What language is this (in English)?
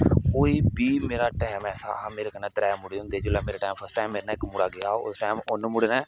Dogri